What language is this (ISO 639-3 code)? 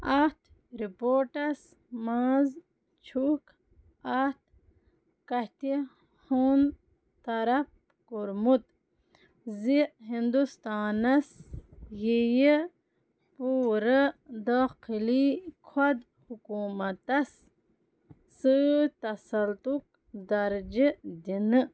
kas